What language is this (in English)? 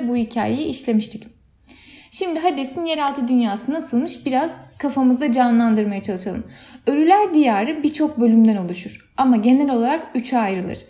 Turkish